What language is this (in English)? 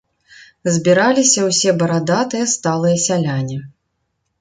Belarusian